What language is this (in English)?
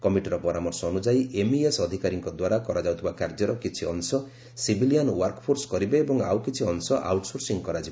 Odia